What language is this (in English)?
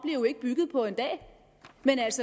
Danish